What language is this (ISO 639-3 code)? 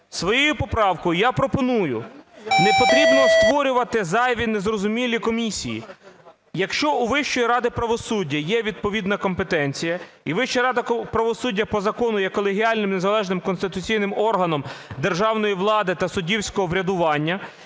ukr